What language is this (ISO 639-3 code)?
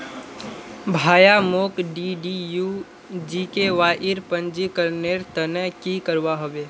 mag